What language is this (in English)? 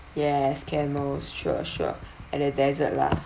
English